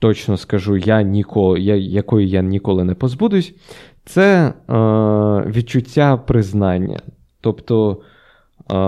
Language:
Ukrainian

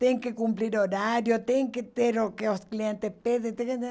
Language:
Portuguese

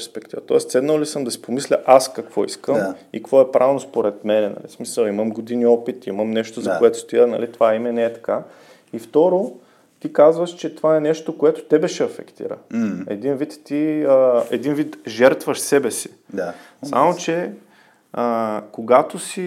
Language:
Bulgarian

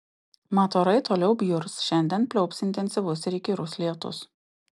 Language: Lithuanian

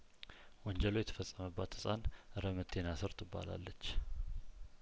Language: Amharic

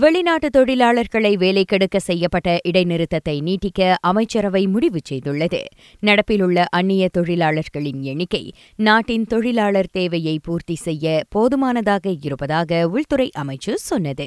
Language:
Tamil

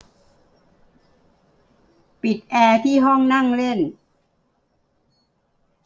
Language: Thai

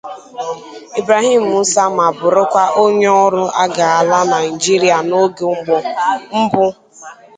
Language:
Igbo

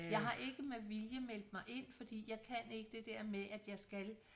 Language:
Danish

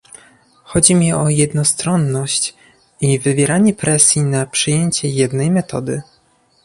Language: Polish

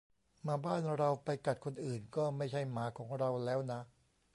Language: Thai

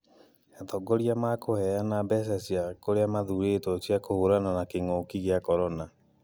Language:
Kikuyu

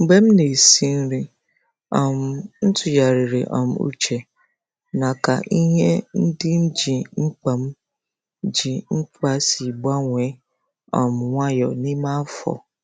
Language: Igbo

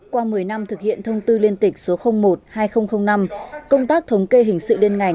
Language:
Vietnamese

